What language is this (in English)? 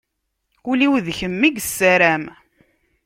Kabyle